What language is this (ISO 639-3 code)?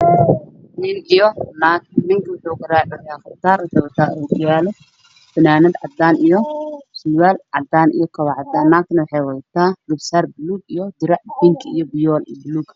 som